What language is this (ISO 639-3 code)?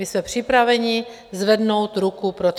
ces